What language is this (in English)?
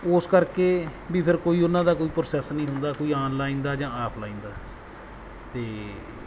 Punjabi